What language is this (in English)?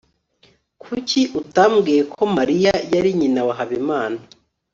Kinyarwanda